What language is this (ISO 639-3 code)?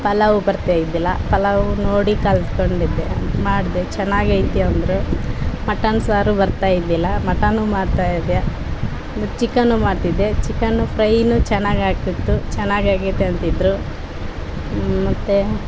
kan